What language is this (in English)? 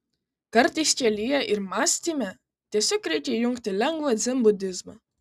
Lithuanian